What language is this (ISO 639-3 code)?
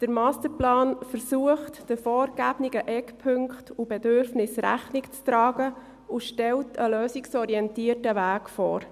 gsw